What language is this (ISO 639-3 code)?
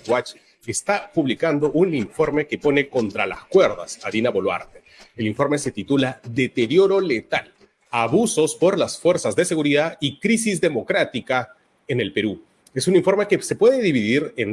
spa